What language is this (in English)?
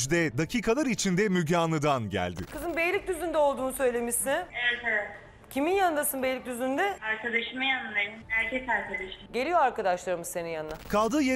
Turkish